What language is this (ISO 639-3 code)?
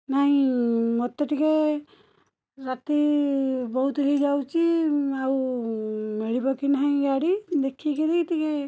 ori